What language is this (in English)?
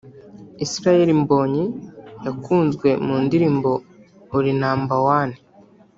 Kinyarwanda